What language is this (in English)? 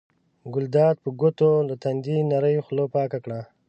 Pashto